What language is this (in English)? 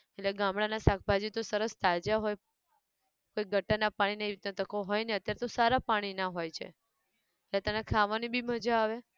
Gujarati